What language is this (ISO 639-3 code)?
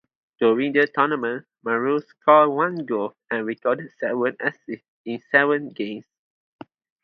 eng